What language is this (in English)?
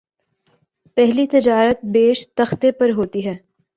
Urdu